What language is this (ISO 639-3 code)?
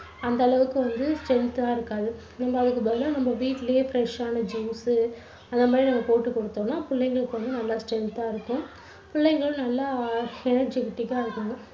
tam